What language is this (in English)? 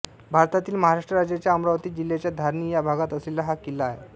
Marathi